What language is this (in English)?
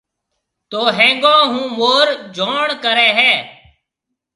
Marwari (Pakistan)